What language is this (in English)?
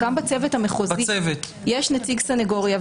Hebrew